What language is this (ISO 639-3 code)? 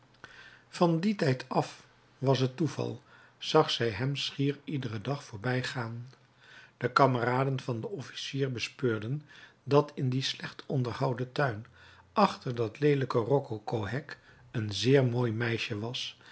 nld